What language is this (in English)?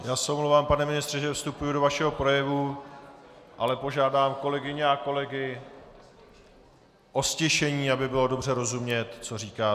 Czech